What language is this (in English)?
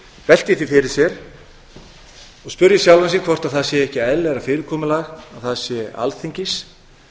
Icelandic